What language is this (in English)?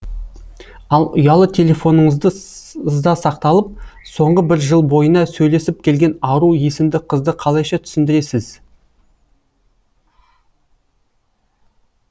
Kazakh